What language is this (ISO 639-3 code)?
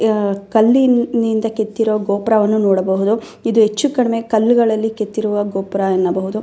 kan